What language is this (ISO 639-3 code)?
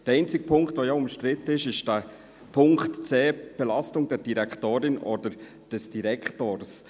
gsw